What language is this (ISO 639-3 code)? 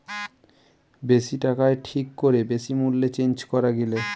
ben